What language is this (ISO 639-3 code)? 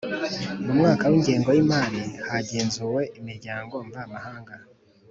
kin